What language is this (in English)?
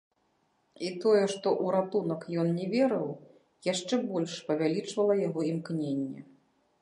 Belarusian